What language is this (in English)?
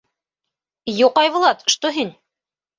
Bashkir